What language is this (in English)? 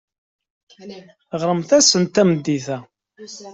Kabyle